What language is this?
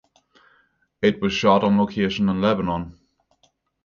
English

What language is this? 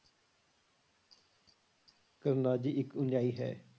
Punjabi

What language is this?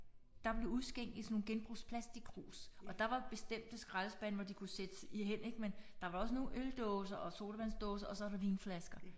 Danish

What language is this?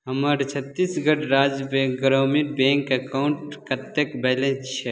Maithili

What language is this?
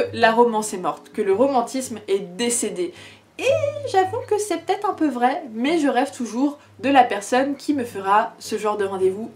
French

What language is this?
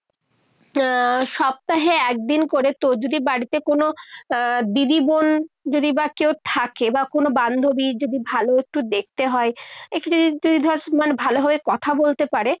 Bangla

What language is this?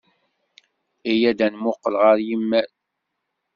Kabyle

